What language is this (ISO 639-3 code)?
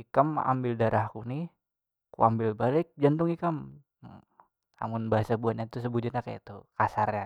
bjn